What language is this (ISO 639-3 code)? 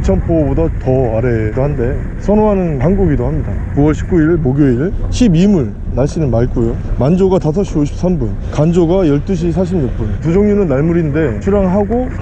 kor